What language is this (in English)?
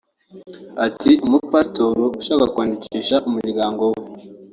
Kinyarwanda